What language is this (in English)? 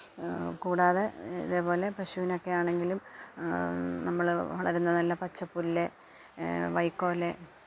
Malayalam